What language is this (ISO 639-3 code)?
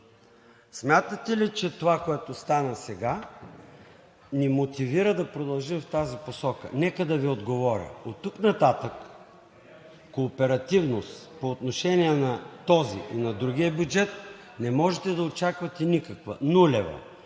bul